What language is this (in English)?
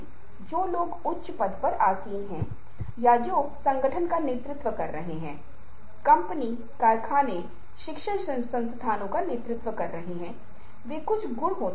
Hindi